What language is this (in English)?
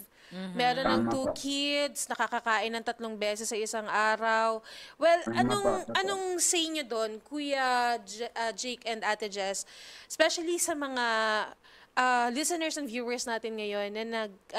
Filipino